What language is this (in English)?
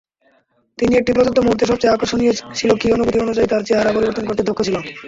Bangla